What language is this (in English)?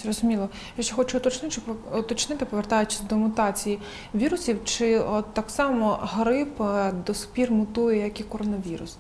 Ukrainian